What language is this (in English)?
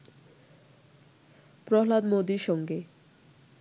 Bangla